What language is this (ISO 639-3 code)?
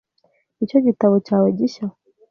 kin